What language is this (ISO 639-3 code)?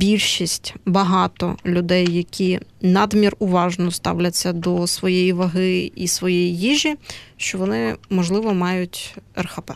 ukr